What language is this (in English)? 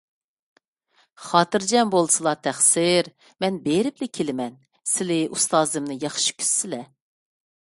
Uyghur